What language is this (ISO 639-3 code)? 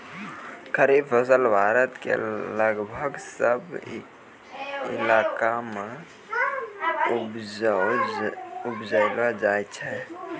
mai